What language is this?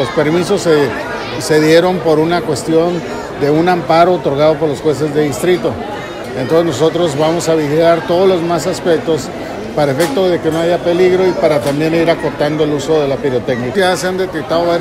Spanish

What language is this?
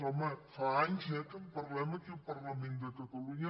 Catalan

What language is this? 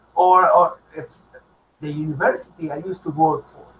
English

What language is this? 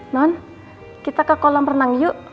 Indonesian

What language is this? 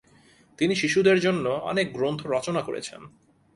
Bangla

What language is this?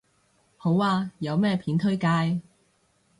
Cantonese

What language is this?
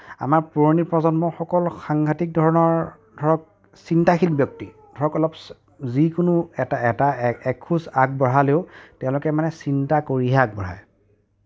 Assamese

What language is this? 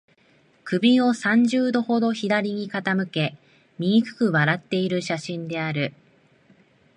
Japanese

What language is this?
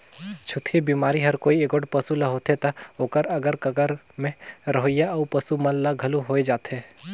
Chhattisgarhi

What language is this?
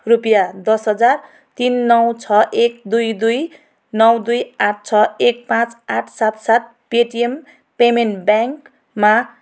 Nepali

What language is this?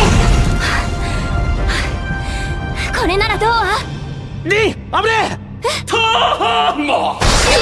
Japanese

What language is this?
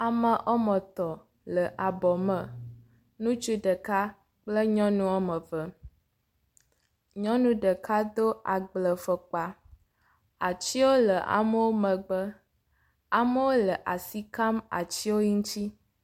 Ewe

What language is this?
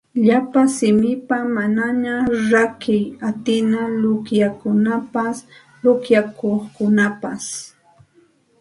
Santa Ana de Tusi Pasco Quechua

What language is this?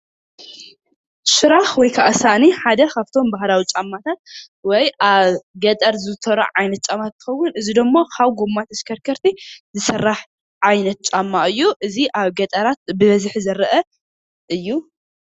Tigrinya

